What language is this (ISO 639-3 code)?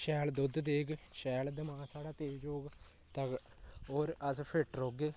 doi